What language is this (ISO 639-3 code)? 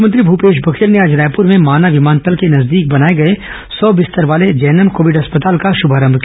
hin